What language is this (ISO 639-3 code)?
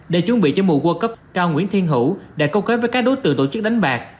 vie